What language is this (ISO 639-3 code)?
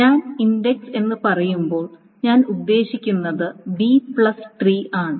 mal